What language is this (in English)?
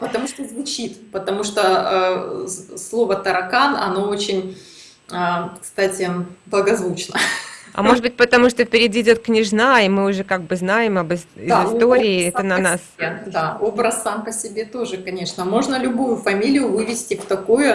Russian